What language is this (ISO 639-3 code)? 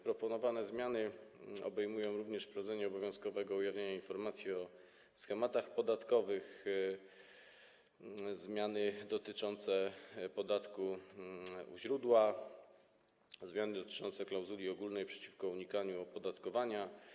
pol